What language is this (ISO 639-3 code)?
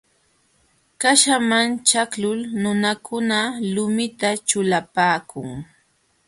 qxw